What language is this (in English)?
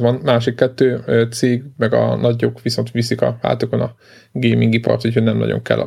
Hungarian